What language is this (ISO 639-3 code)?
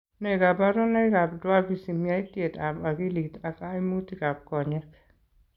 kln